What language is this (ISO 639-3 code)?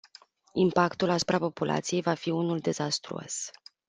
ron